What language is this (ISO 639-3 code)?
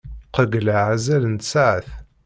kab